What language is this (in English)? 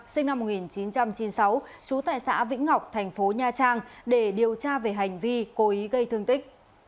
Vietnamese